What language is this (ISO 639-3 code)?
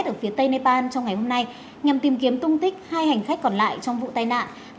vie